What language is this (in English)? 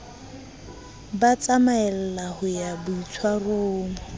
Southern Sotho